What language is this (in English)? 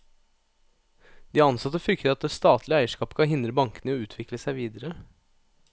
Norwegian